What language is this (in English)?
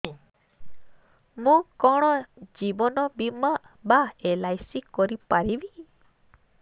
Odia